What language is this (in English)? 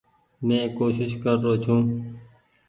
Goaria